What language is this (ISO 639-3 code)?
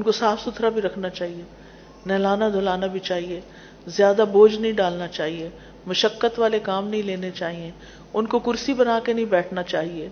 urd